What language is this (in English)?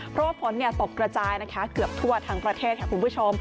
Thai